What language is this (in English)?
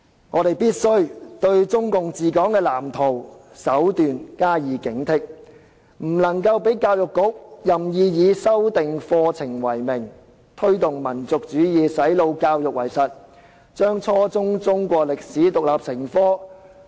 Cantonese